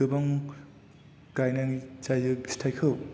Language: Bodo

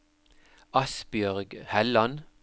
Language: Norwegian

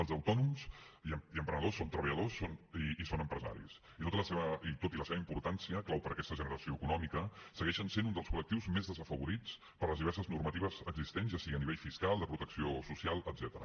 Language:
Catalan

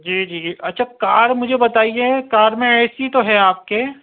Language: Urdu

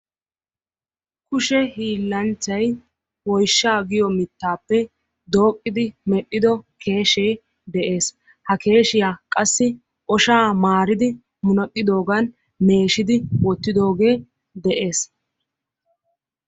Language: Wolaytta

